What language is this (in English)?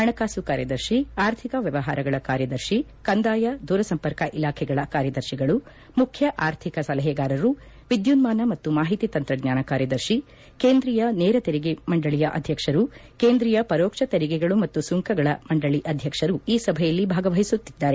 Kannada